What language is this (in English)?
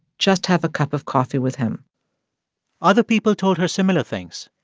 English